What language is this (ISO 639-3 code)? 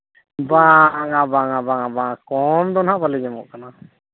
sat